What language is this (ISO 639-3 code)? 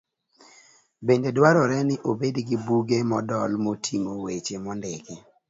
luo